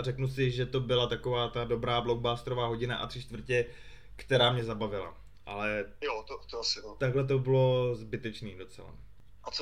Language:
Czech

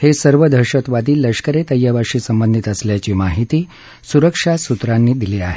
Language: Marathi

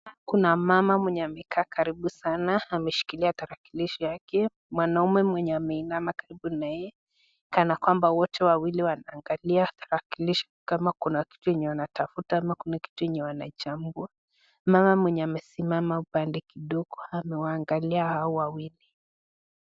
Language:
Swahili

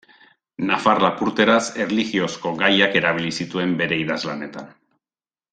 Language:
Basque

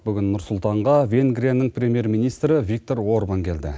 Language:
Kazakh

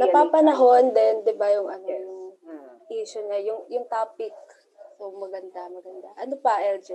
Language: Filipino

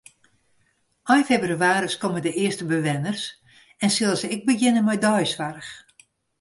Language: Western Frisian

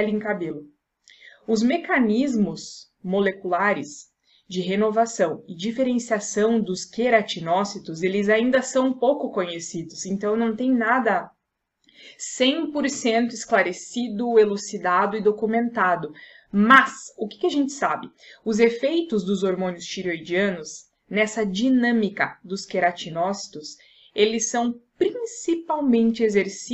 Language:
Portuguese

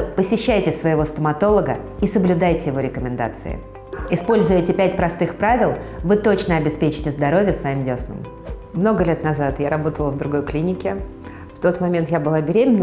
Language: Russian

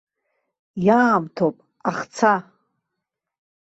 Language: Abkhazian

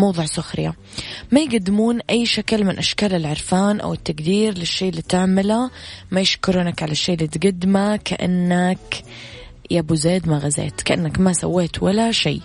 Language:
Arabic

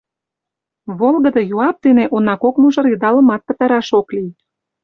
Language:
Mari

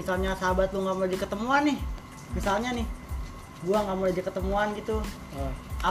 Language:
Indonesian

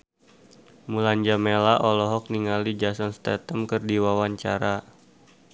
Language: Sundanese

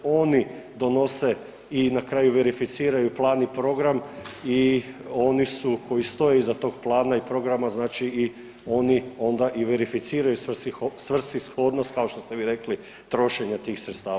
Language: Croatian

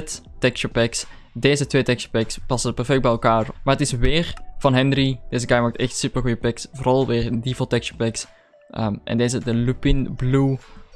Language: Dutch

